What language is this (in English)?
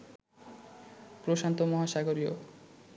Bangla